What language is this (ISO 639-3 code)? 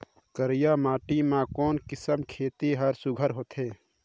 hne